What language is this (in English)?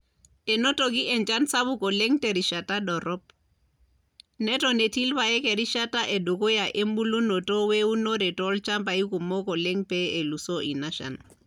Masai